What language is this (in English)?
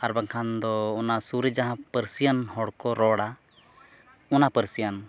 Santali